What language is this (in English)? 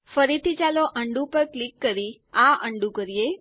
Gujarati